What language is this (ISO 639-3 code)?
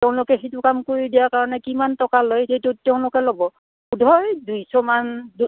asm